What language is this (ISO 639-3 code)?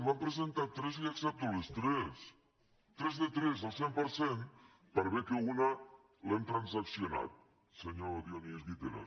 cat